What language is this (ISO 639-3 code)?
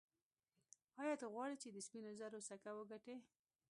pus